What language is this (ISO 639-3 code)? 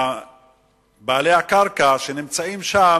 heb